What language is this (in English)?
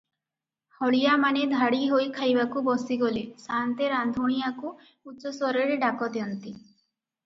Odia